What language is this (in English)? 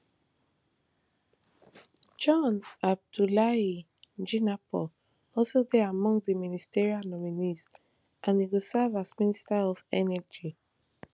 Nigerian Pidgin